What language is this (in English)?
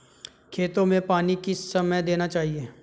Hindi